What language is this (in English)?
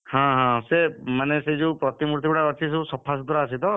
Odia